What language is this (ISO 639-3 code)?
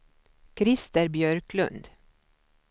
swe